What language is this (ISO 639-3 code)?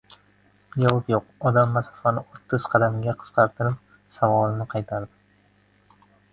uzb